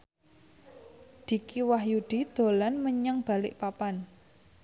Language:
Javanese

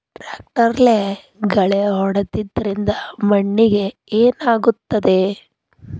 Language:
Kannada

